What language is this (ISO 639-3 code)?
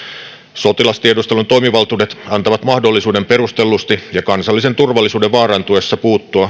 fin